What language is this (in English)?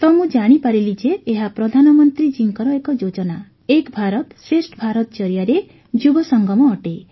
Odia